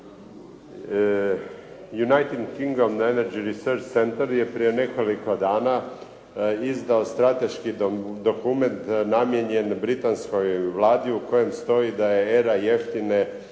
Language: Croatian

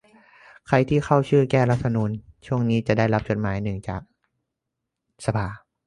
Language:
Thai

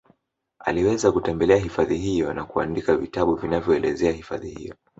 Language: Swahili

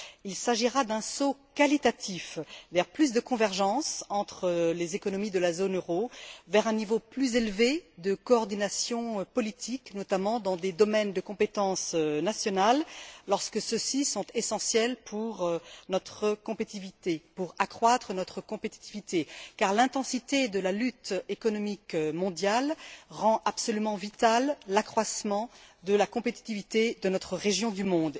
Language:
French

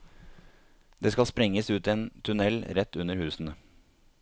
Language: Norwegian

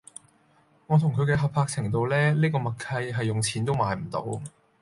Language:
Cantonese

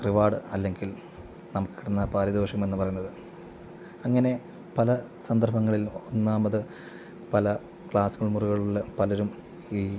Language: Malayalam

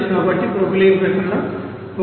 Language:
Telugu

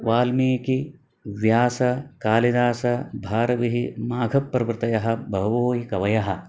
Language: Sanskrit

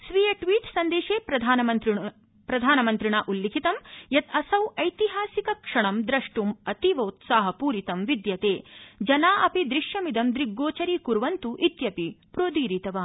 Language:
Sanskrit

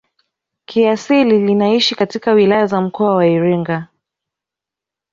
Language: Swahili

